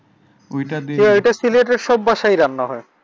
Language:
Bangla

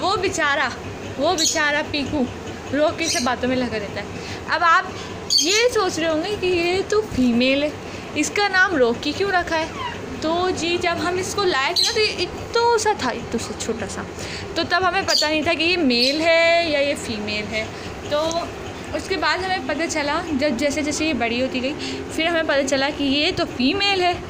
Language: Hindi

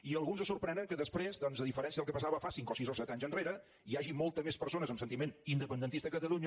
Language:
Catalan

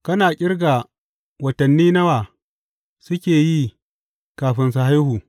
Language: Hausa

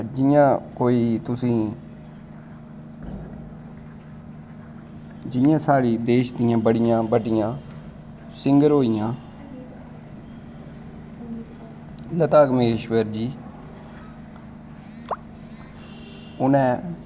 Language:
Dogri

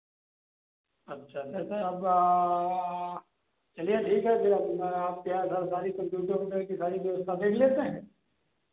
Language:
Hindi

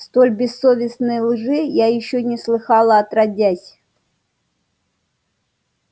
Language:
Russian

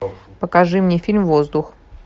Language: Russian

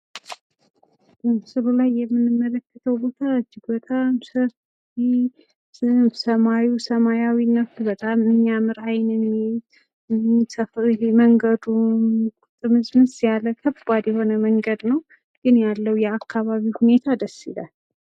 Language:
Amharic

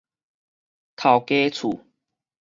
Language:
Min Nan Chinese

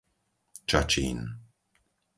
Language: Slovak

